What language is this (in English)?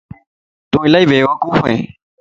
Lasi